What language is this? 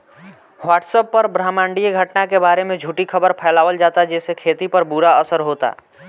Bhojpuri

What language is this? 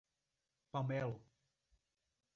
Portuguese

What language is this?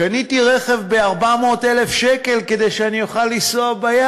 Hebrew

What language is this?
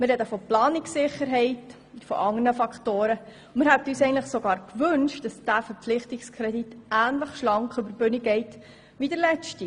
Swiss German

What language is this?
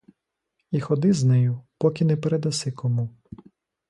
Ukrainian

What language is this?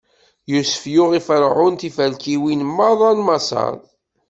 Kabyle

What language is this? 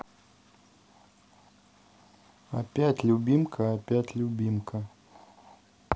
Russian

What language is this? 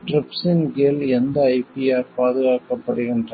Tamil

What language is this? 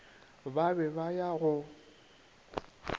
Northern Sotho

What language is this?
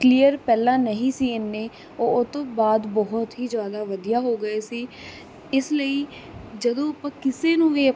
Punjabi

